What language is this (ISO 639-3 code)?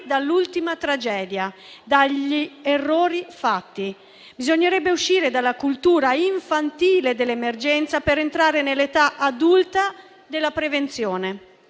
ita